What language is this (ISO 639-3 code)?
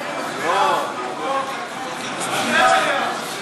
heb